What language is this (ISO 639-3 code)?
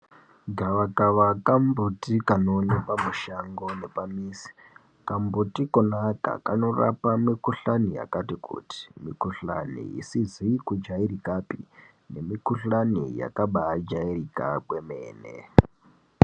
ndc